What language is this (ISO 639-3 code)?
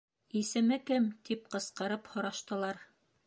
bak